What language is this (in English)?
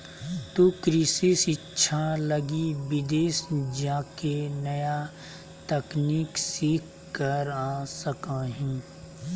Magahi